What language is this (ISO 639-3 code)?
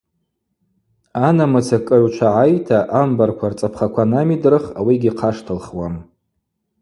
abq